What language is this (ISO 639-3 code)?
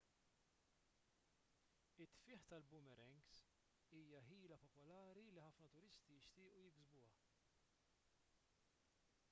mlt